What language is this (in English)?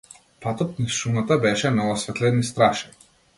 Macedonian